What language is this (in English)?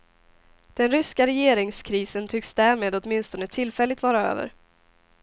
Swedish